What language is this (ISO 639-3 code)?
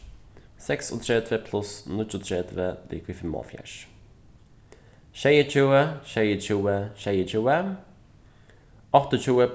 fao